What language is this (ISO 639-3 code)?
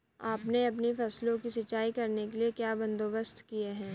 hin